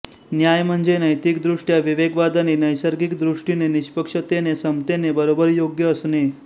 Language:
Marathi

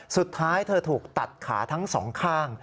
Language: Thai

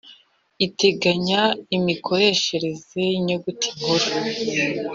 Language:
Kinyarwanda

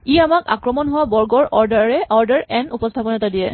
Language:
Assamese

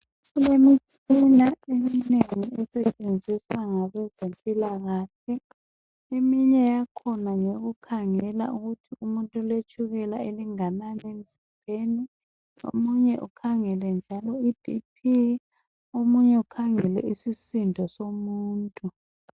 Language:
North Ndebele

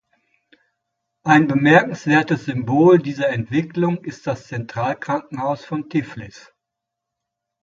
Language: German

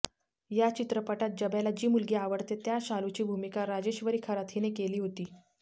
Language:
Marathi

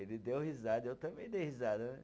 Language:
Portuguese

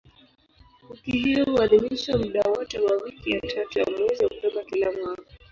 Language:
Swahili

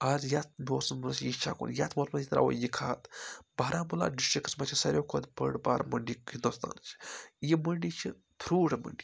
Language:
Kashmiri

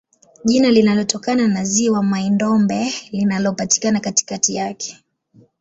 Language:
Swahili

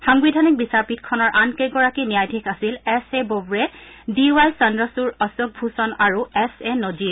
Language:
Assamese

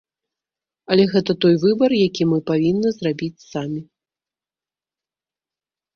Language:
Belarusian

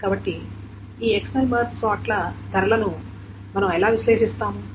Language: Telugu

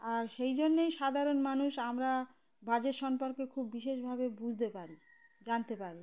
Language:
Bangla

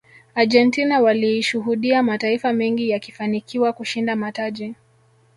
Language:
Swahili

